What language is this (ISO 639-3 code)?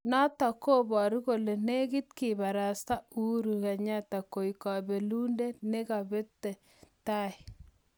kln